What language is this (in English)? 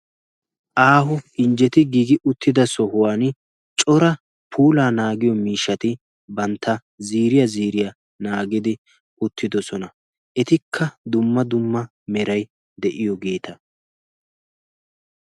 Wolaytta